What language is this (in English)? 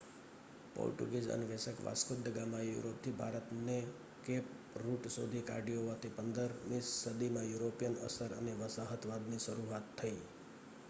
Gujarati